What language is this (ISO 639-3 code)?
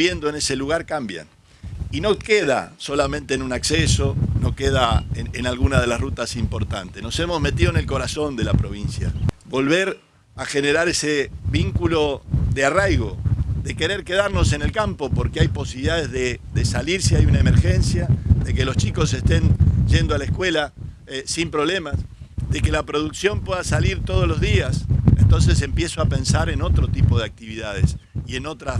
spa